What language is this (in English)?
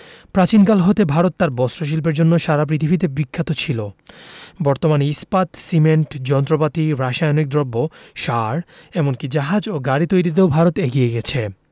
Bangla